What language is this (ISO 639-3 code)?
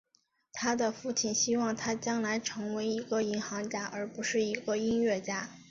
zho